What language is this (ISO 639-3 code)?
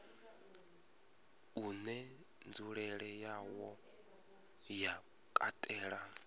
ven